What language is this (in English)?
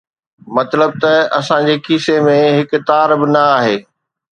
Sindhi